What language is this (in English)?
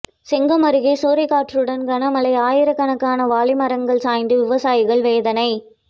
Tamil